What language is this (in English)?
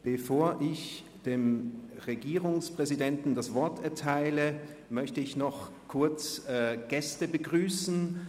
Swiss German